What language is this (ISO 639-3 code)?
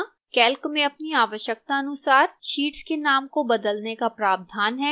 hin